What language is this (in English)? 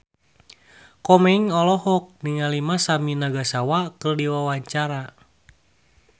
Sundanese